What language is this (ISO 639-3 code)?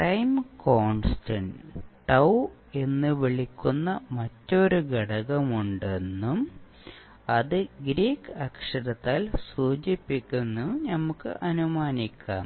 mal